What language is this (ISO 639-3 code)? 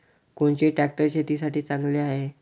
mar